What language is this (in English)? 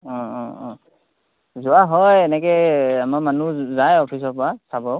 Assamese